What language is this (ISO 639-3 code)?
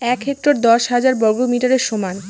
ben